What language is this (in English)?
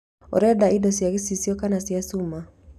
Kikuyu